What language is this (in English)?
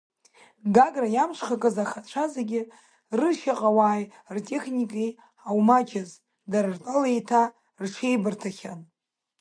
Abkhazian